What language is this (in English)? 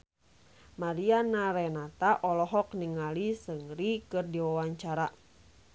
Sundanese